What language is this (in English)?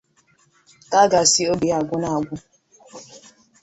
Igbo